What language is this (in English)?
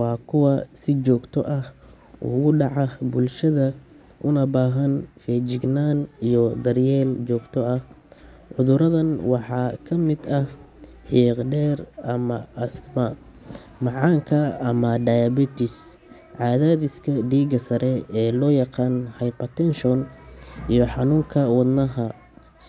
Somali